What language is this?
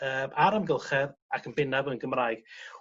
Welsh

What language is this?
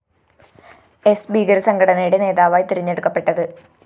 Malayalam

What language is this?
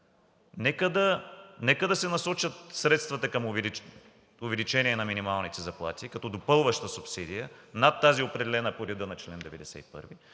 Bulgarian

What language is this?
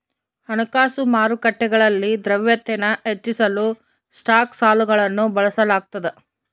Kannada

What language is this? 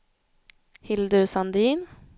Swedish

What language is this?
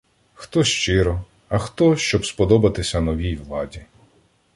Ukrainian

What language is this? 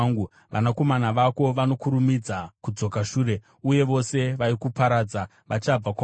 Shona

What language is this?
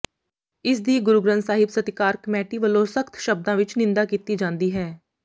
Punjabi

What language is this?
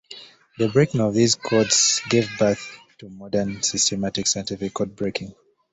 English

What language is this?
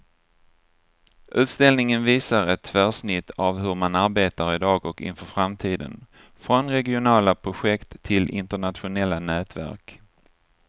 Swedish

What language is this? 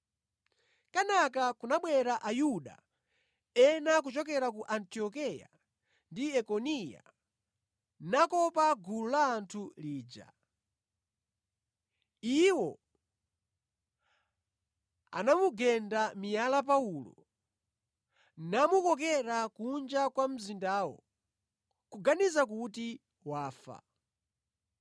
Nyanja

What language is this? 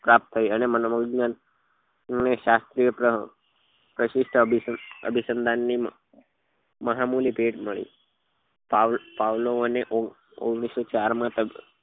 Gujarati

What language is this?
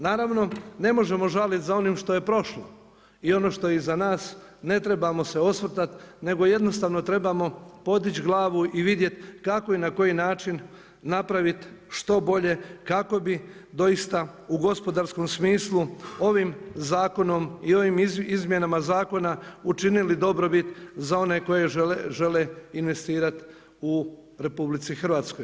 Croatian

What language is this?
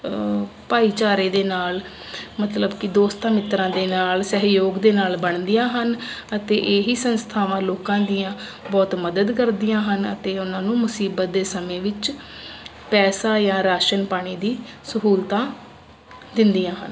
Punjabi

